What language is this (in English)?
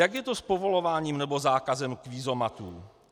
Czech